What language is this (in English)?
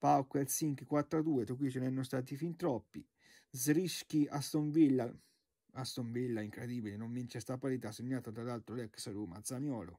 Italian